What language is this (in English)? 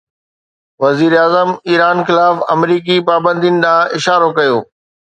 Sindhi